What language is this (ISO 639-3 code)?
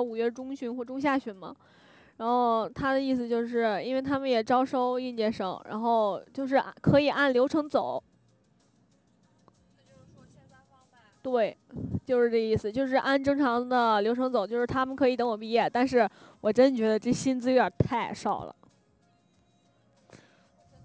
zho